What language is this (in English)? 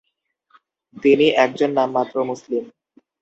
Bangla